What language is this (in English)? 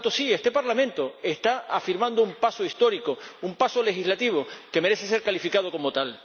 Spanish